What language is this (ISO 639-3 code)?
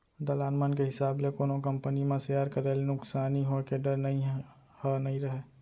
hne